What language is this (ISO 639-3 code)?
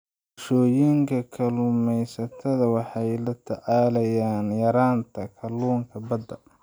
som